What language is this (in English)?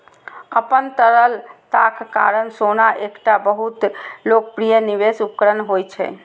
Maithili